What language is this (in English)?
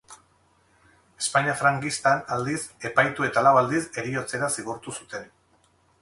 Basque